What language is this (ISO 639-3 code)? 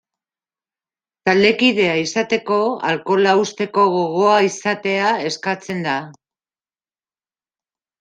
eus